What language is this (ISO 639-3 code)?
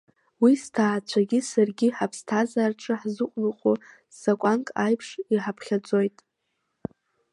abk